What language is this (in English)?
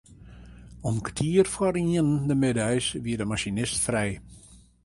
Western Frisian